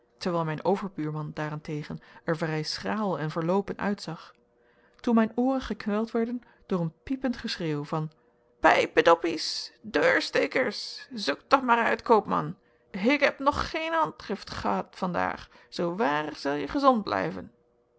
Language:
Dutch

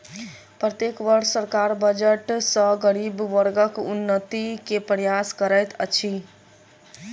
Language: Maithili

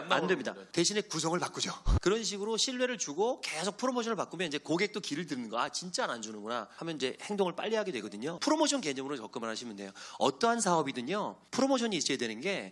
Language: Korean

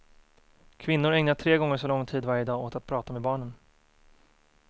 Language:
Swedish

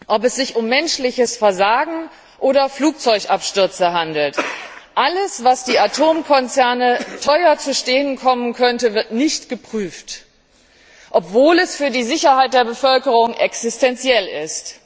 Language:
German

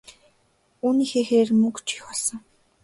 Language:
Mongolian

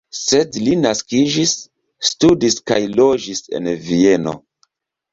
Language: Esperanto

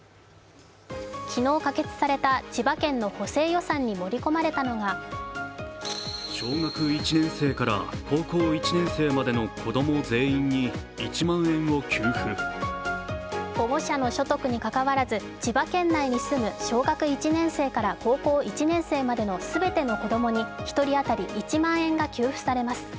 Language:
Japanese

